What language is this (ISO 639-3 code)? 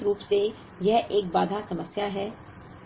hin